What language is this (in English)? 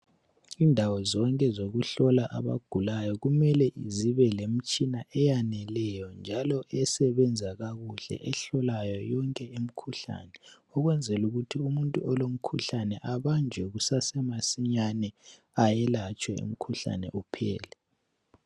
North Ndebele